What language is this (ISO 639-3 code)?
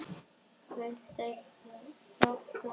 isl